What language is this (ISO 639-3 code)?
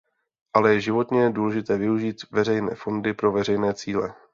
ces